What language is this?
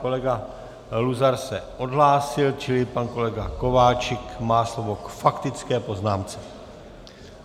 Czech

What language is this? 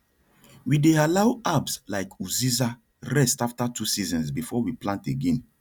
Nigerian Pidgin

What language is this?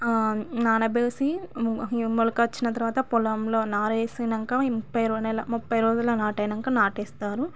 Telugu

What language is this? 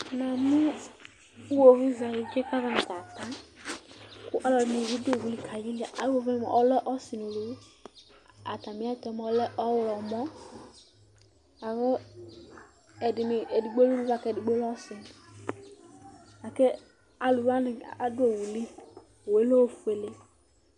Ikposo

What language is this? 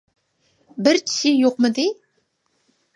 Uyghur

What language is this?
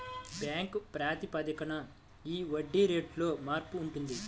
Telugu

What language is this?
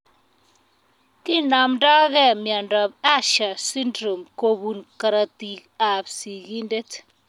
Kalenjin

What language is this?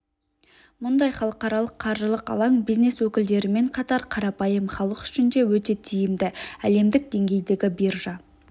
Kazakh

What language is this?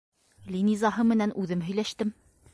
Bashkir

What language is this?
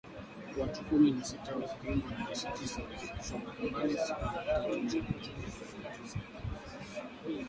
Swahili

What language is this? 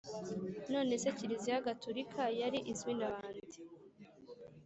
Kinyarwanda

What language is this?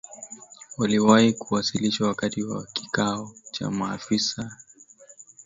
Swahili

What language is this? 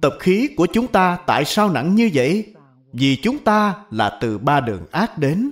Vietnamese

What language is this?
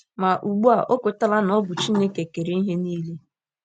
Igbo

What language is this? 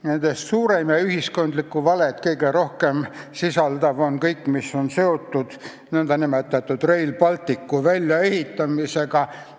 Estonian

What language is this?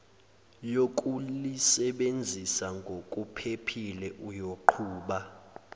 Zulu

